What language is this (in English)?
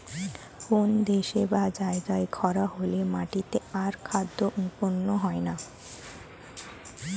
Bangla